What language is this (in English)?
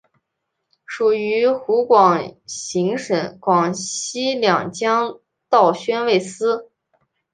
Chinese